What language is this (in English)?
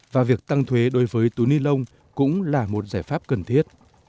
Vietnamese